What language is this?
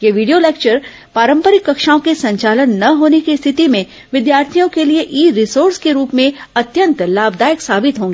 Hindi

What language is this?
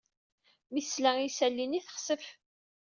Kabyle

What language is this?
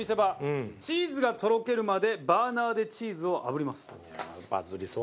Japanese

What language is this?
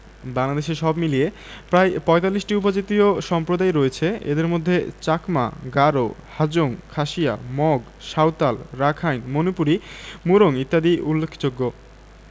Bangla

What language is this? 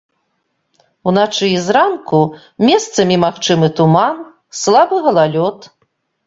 Belarusian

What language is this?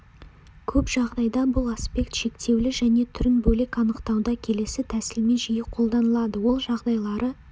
Kazakh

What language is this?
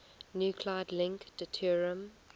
English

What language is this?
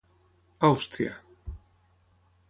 Catalan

